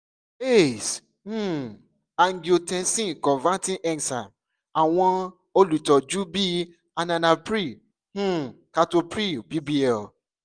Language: Yoruba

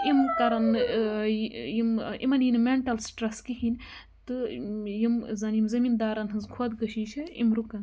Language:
Kashmiri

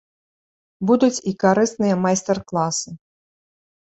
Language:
Belarusian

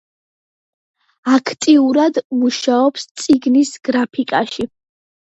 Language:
Georgian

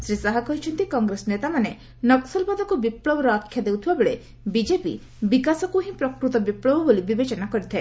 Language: Odia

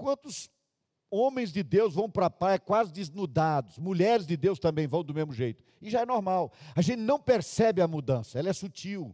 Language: Portuguese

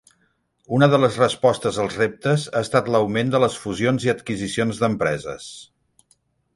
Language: Catalan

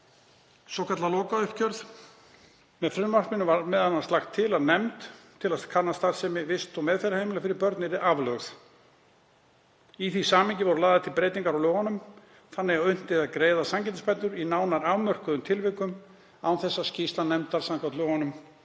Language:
Icelandic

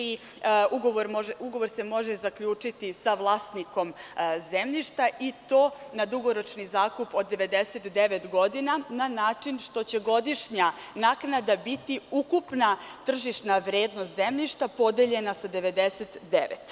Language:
Serbian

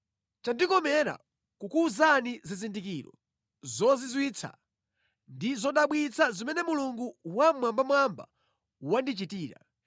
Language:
Nyanja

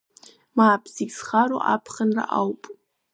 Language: Abkhazian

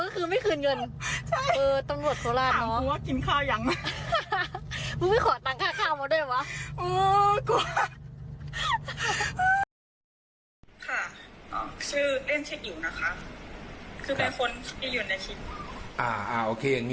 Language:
Thai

